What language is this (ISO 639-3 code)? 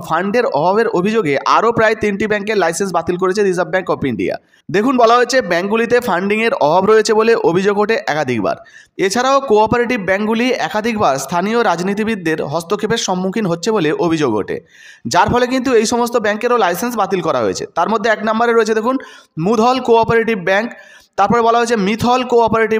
ben